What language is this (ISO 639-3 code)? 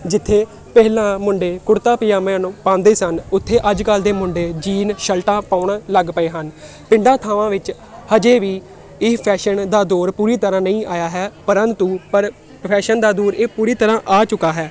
pan